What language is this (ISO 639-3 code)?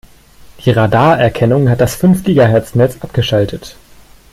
deu